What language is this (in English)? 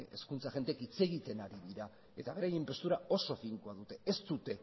Basque